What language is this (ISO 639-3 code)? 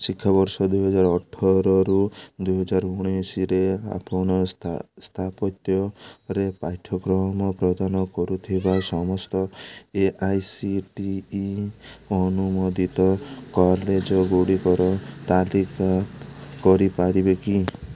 ori